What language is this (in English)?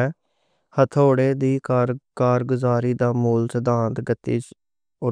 Western Panjabi